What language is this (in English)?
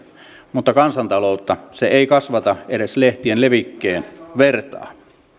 Finnish